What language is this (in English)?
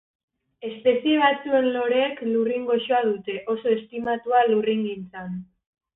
Basque